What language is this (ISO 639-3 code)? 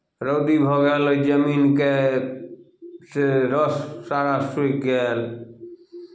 mai